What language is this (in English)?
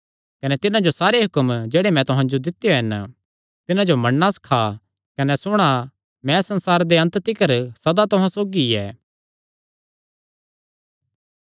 Kangri